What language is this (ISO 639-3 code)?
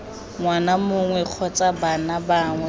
tsn